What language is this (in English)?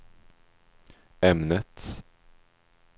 Swedish